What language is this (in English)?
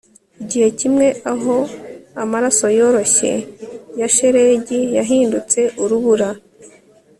Kinyarwanda